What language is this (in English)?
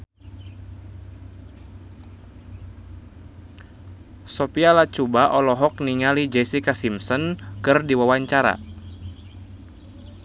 Sundanese